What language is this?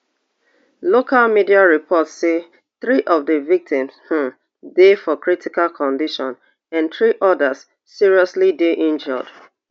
Nigerian Pidgin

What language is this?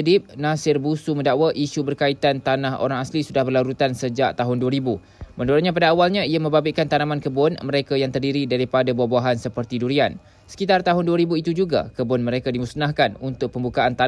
Malay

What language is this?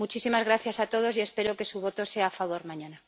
Spanish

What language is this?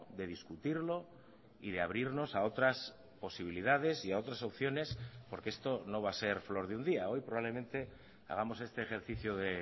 Spanish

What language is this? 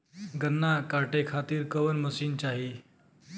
Bhojpuri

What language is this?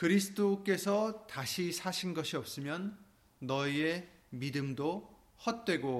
Korean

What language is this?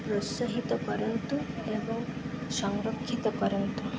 Odia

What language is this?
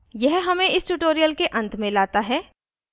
Hindi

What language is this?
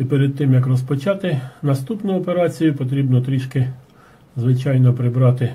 Ukrainian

